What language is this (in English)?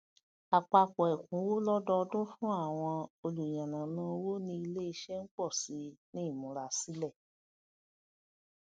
Yoruba